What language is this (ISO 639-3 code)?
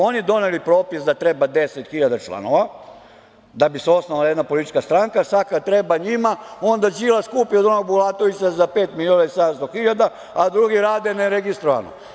srp